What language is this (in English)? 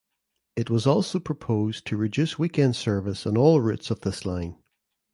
English